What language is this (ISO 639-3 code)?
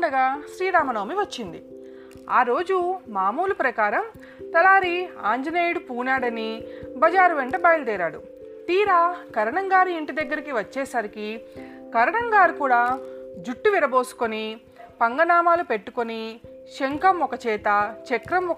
tel